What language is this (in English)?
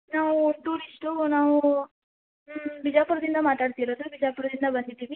Kannada